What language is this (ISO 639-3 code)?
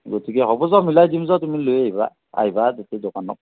asm